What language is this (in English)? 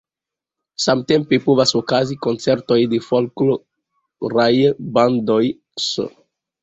Esperanto